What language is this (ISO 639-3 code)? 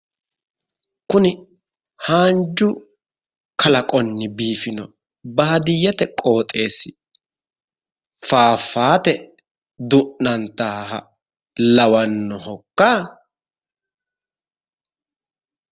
sid